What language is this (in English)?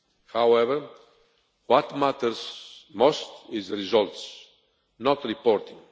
English